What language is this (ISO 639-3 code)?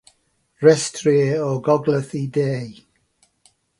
cym